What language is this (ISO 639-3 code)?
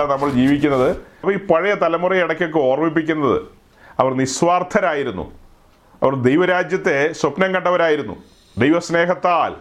mal